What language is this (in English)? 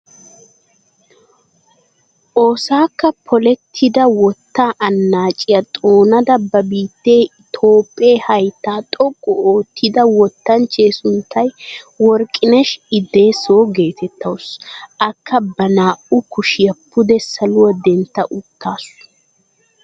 Wolaytta